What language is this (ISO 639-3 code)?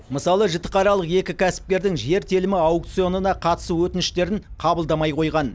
kaz